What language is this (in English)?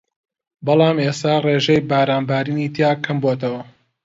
Central Kurdish